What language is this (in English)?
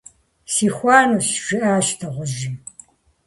Kabardian